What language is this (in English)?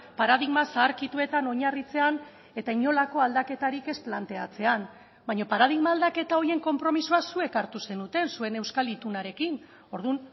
Basque